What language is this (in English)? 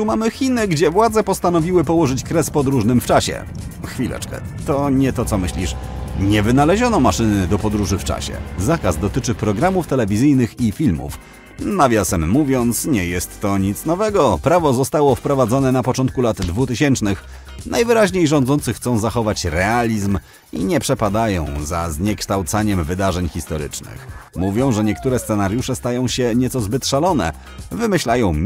Polish